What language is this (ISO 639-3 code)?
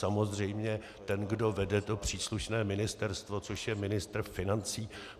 ces